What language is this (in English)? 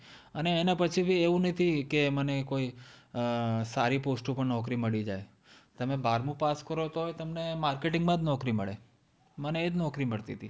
Gujarati